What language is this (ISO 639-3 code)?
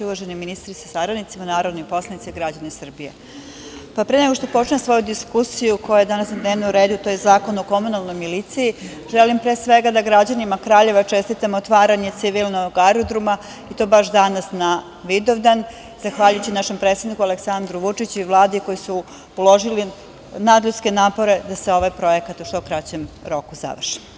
srp